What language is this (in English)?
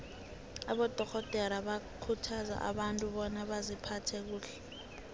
South Ndebele